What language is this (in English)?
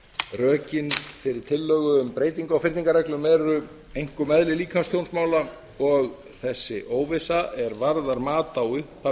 Icelandic